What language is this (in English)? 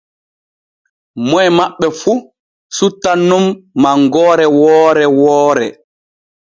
Borgu Fulfulde